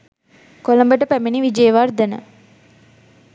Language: Sinhala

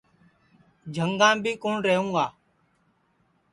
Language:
Sansi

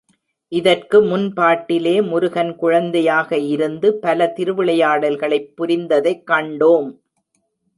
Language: Tamil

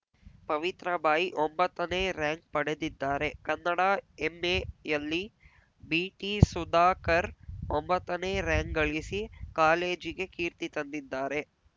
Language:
Kannada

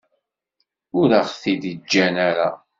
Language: Kabyle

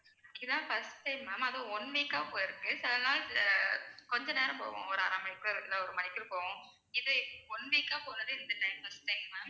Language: Tamil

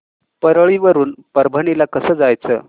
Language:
Marathi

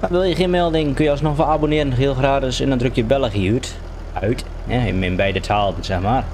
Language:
Dutch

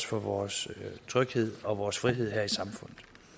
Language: Danish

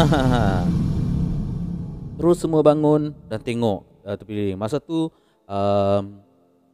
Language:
Malay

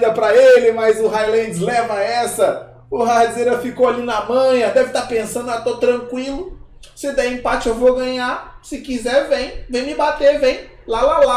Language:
Portuguese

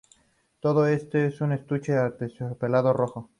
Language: Spanish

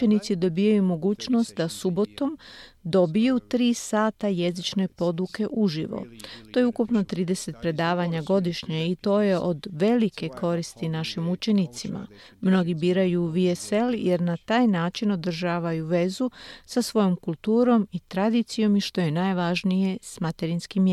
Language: Croatian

